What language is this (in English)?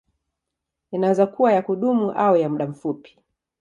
Swahili